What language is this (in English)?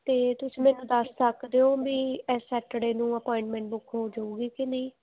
Punjabi